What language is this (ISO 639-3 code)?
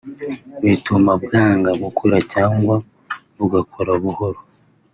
kin